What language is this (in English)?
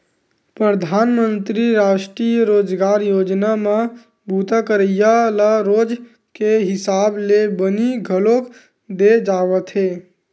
Chhattisgarhi